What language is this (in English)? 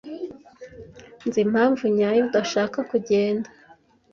Kinyarwanda